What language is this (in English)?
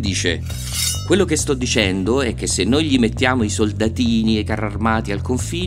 Italian